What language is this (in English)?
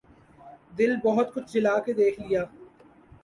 Urdu